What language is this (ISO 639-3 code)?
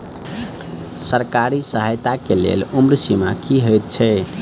mai